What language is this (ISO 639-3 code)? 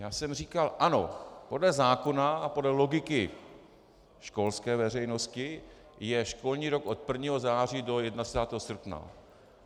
ces